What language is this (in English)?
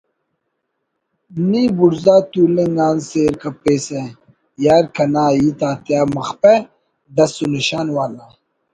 Brahui